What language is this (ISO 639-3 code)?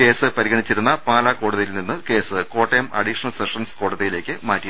mal